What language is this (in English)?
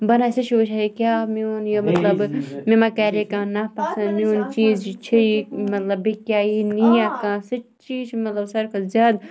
Kashmiri